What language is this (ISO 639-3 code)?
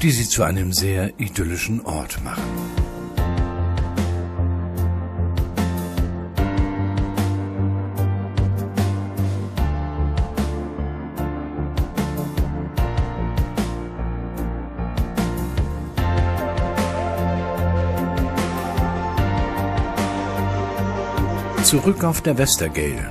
deu